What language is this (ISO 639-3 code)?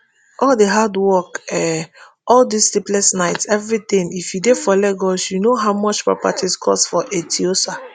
pcm